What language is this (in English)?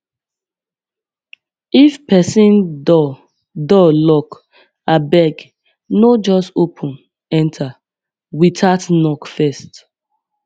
Nigerian Pidgin